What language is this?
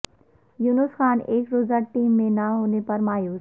Urdu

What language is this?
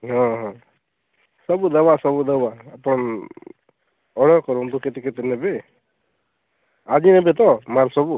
Odia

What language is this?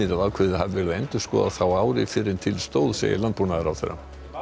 Icelandic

